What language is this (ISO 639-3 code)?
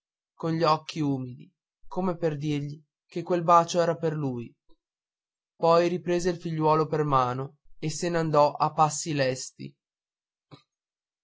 ita